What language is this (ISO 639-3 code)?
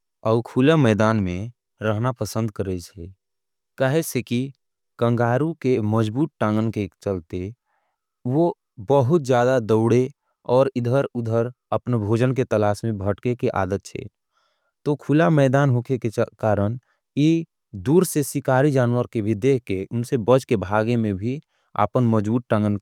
anp